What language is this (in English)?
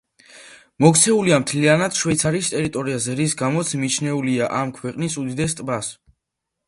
Georgian